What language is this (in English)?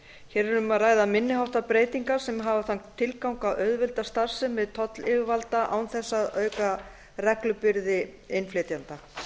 Icelandic